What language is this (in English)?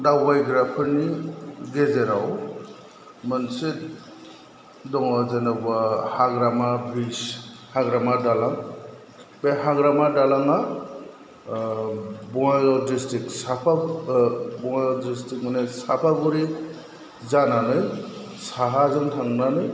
Bodo